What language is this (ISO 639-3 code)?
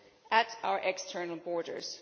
eng